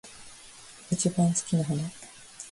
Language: Japanese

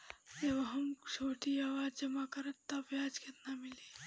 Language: Bhojpuri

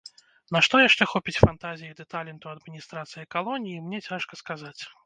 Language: Belarusian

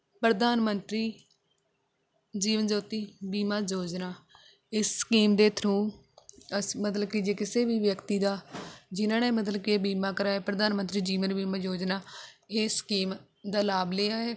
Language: Punjabi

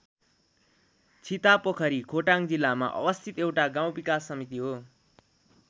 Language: Nepali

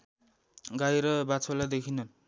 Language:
Nepali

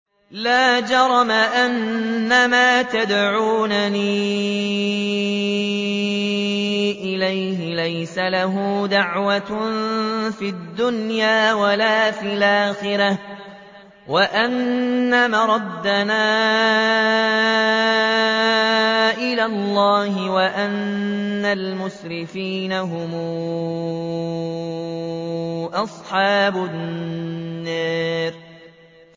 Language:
Arabic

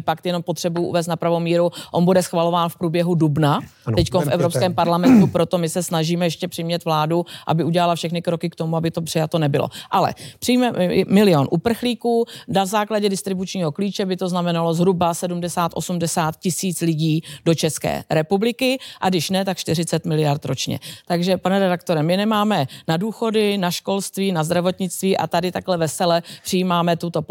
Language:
Czech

